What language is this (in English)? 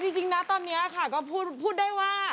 Thai